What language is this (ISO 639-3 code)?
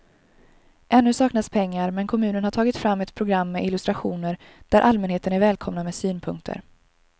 swe